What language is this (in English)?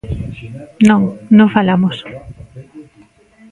Galician